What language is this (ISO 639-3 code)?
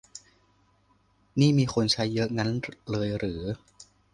tha